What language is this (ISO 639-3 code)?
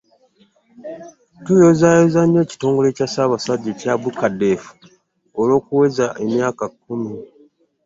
lug